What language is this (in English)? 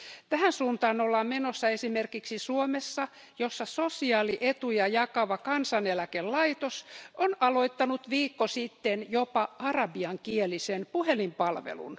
Finnish